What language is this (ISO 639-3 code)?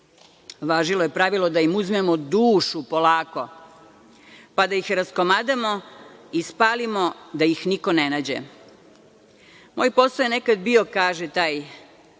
srp